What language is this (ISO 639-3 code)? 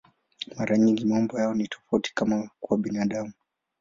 swa